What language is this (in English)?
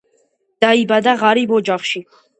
Georgian